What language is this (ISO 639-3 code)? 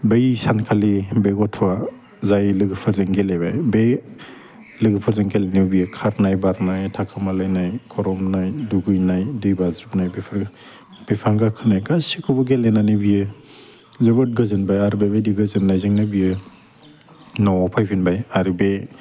brx